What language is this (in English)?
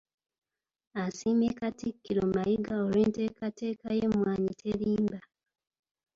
Ganda